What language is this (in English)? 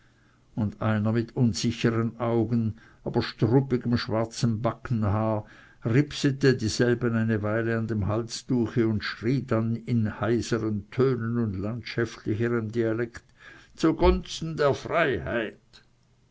German